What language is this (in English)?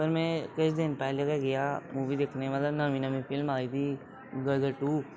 Dogri